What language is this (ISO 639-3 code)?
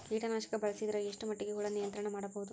kan